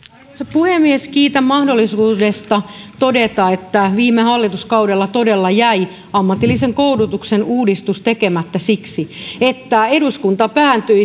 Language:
Finnish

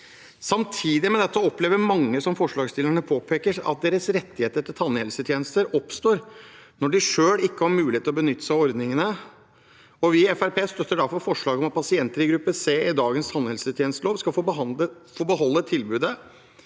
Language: Norwegian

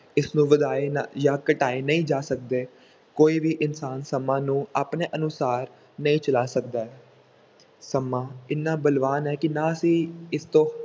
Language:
Punjabi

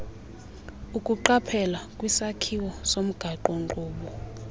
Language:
Xhosa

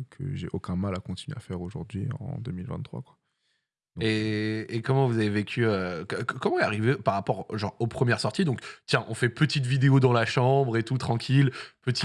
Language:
French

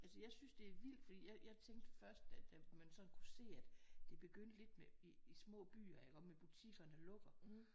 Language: Danish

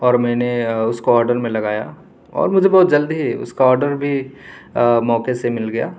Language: Urdu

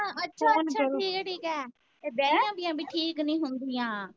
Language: Punjabi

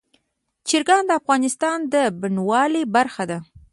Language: Pashto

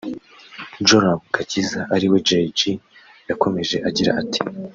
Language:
Kinyarwanda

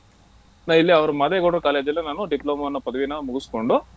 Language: Kannada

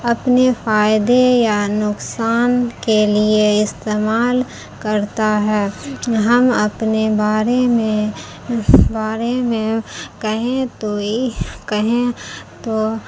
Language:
Urdu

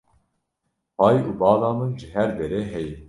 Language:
Kurdish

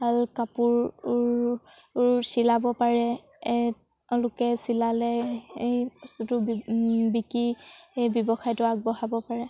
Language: Assamese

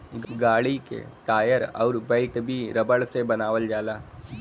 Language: Bhojpuri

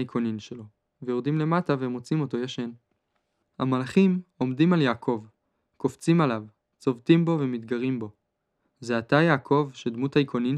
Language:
Hebrew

